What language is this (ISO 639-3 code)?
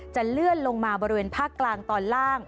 tha